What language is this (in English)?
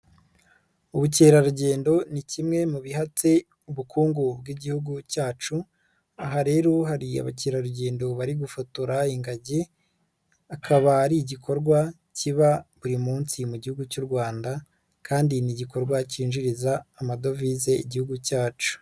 Kinyarwanda